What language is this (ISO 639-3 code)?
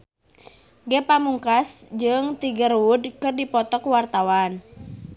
sun